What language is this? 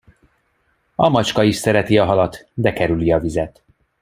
Hungarian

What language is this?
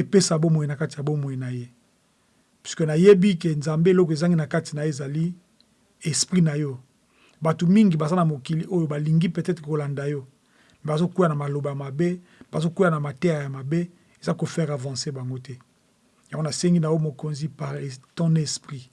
French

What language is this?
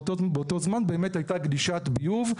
Hebrew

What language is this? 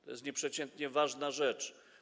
Polish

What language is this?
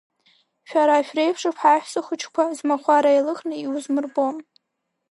Abkhazian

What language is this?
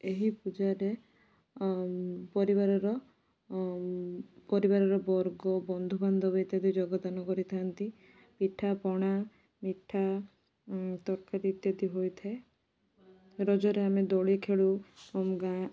Odia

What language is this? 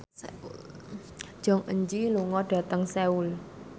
Javanese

